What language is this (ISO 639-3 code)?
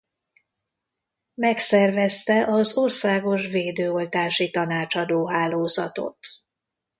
hun